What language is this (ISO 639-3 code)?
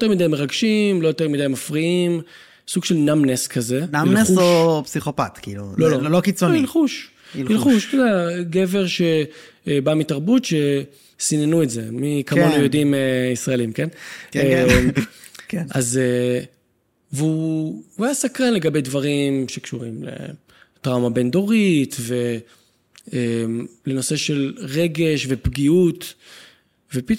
heb